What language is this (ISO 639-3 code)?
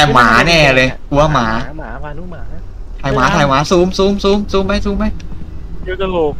tha